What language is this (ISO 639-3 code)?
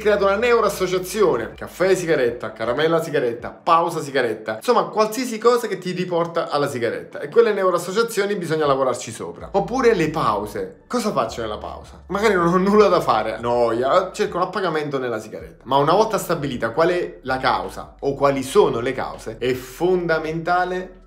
ita